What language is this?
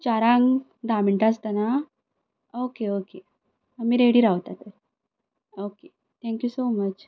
Konkani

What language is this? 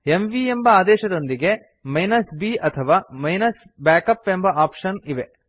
Kannada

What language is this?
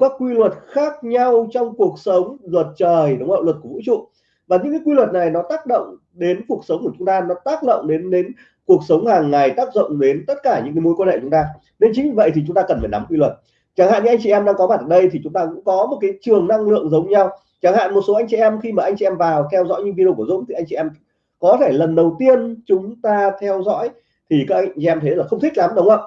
Vietnamese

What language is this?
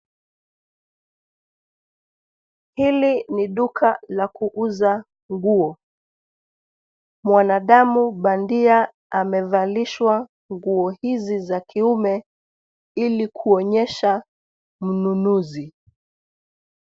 Swahili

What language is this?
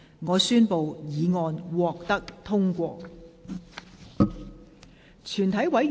Cantonese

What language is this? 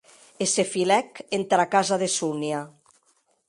Occitan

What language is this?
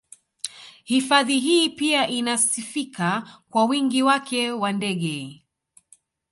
Swahili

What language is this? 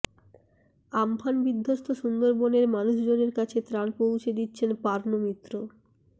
Bangla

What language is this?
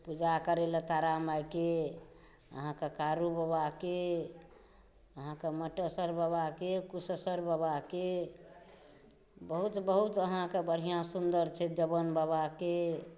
Maithili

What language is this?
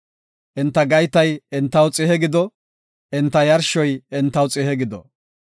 Gofa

